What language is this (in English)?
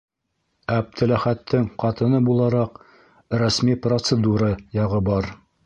Bashkir